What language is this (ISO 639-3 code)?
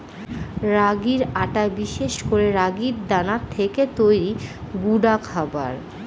ben